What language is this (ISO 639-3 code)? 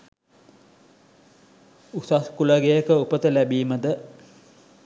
sin